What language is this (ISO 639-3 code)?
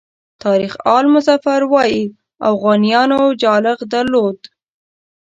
pus